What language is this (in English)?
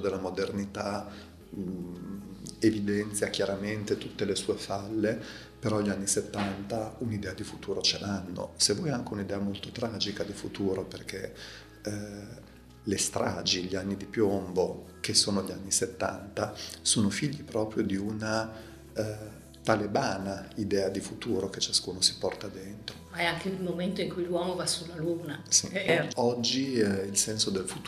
Italian